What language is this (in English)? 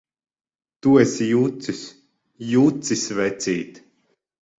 Latvian